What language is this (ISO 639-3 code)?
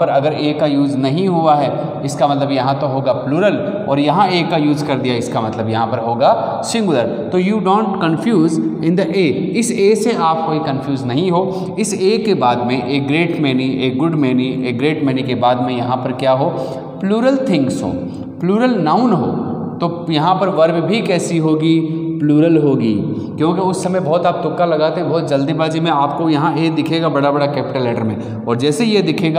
hin